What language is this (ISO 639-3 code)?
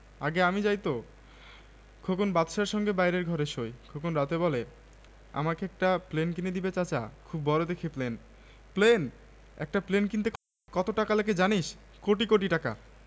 ben